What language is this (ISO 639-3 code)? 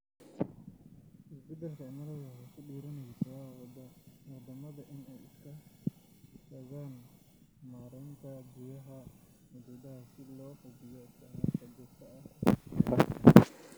som